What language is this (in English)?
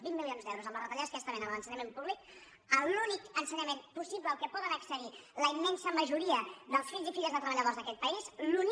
Catalan